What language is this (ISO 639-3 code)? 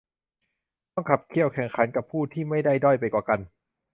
tha